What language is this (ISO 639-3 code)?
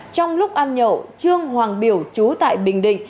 vie